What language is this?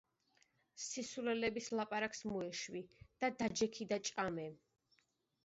Georgian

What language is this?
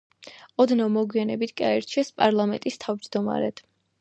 Georgian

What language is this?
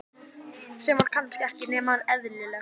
Icelandic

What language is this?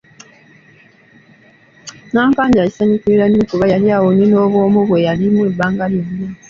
Ganda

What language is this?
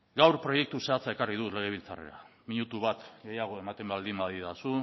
Basque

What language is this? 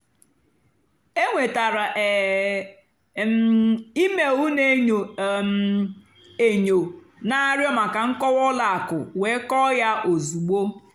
Igbo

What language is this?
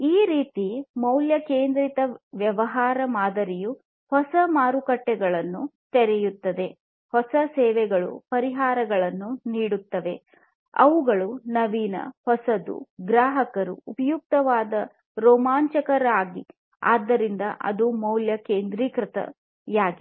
Kannada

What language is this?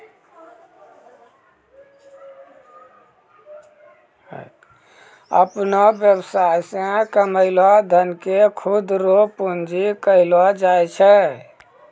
Maithili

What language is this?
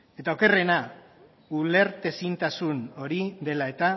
Basque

